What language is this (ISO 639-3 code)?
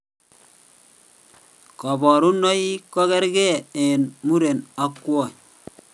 kln